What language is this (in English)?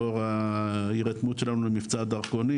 Hebrew